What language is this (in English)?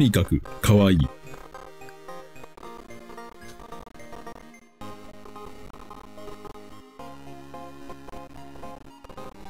Japanese